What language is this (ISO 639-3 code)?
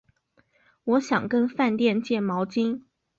zho